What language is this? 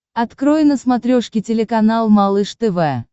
Russian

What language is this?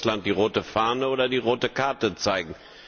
German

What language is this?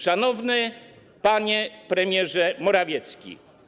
Polish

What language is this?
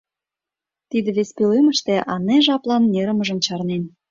Mari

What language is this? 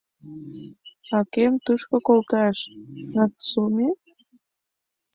Mari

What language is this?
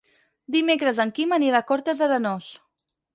Catalan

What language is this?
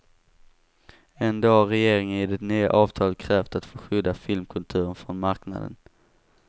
Swedish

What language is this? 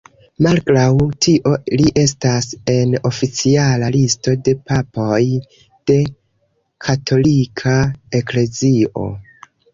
Esperanto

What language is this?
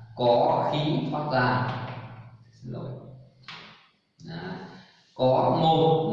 Vietnamese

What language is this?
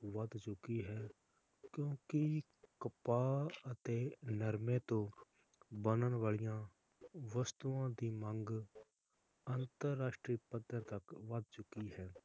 Punjabi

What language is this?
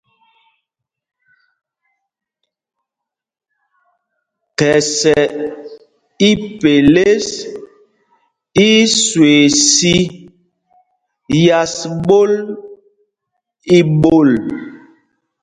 Mpumpong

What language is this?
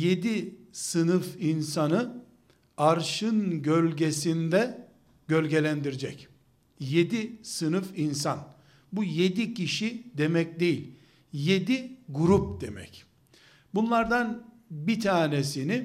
Turkish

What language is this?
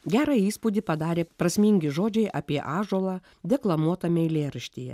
Lithuanian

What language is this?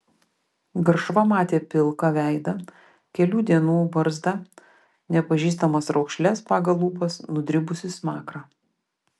Lithuanian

